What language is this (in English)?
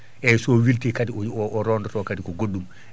Fula